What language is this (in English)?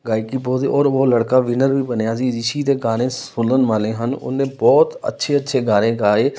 Punjabi